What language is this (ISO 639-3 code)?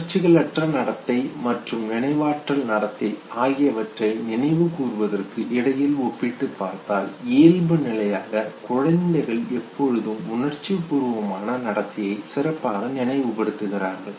tam